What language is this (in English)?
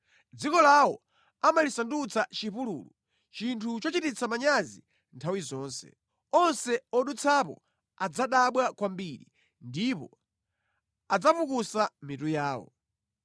Nyanja